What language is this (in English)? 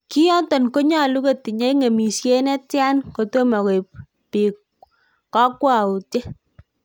Kalenjin